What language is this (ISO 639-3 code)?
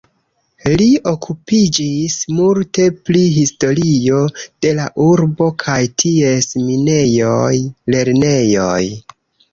epo